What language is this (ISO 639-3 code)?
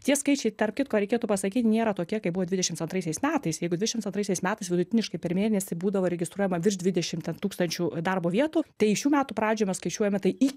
lit